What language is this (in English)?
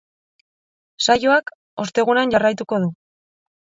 Basque